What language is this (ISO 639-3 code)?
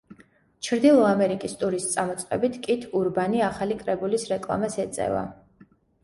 kat